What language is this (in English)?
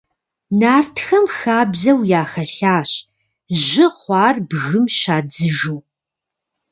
Kabardian